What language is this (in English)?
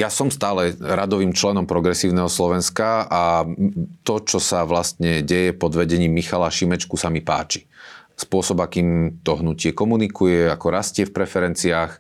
Slovak